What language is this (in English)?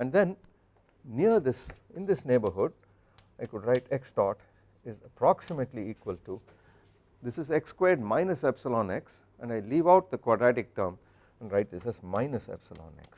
English